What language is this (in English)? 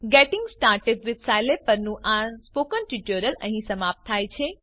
Gujarati